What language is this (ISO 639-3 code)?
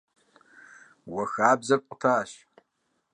kbd